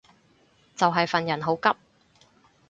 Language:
Cantonese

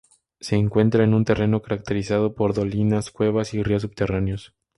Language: Spanish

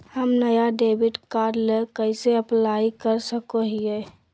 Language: Magahi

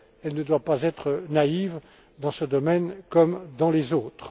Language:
French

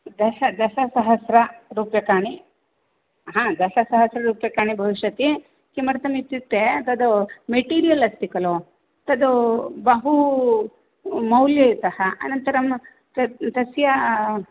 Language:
Sanskrit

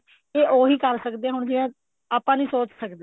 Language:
Punjabi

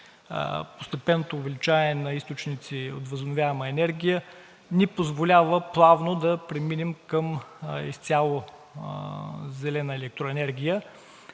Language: Bulgarian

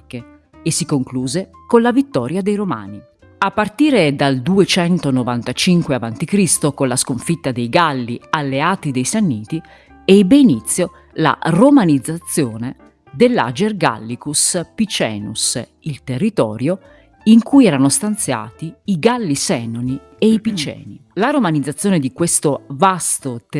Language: Italian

